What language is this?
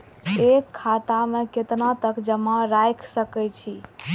Maithili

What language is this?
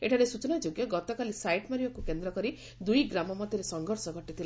Odia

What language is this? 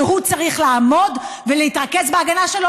Hebrew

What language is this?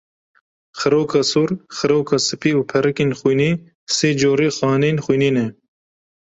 Kurdish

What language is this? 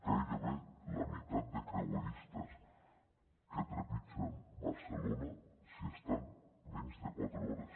Catalan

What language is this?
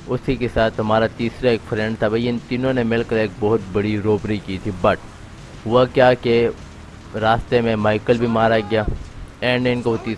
Urdu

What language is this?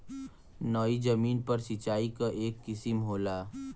Bhojpuri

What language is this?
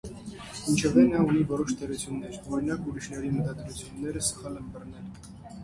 Armenian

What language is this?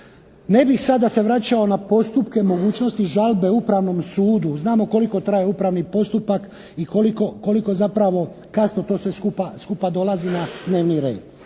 Croatian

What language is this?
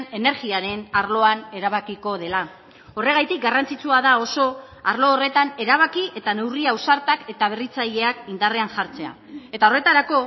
Basque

